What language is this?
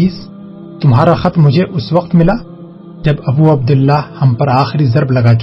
Urdu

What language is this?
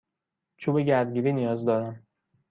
Persian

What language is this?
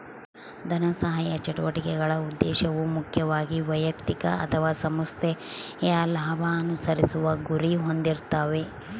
Kannada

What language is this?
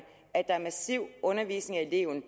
Danish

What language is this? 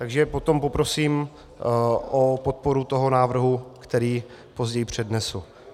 Czech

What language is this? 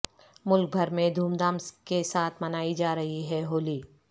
Urdu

